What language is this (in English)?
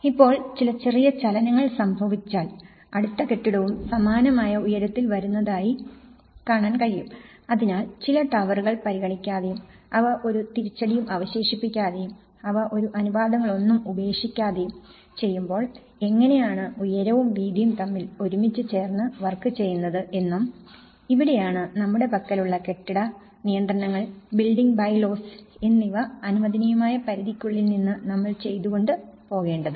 Malayalam